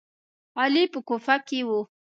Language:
Pashto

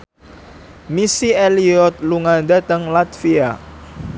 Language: Javanese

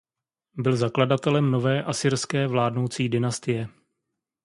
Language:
Czech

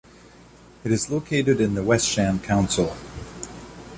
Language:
English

